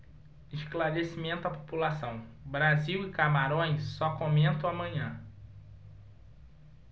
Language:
Portuguese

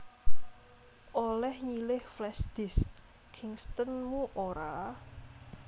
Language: Javanese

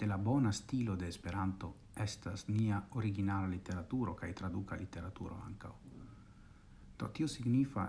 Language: Italian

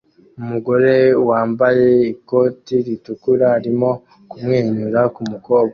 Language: Kinyarwanda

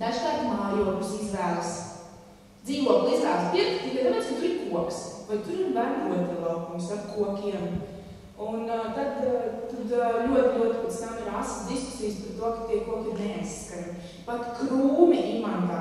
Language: Romanian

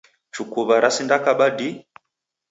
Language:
Taita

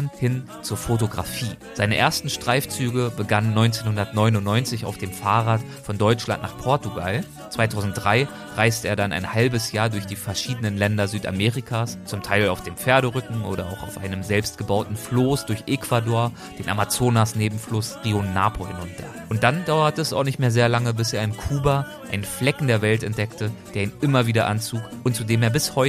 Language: German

